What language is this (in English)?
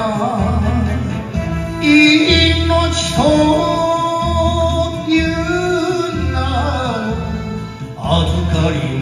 Romanian